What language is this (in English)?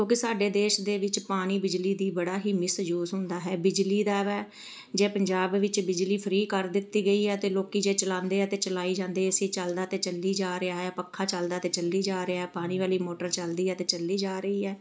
Punjabi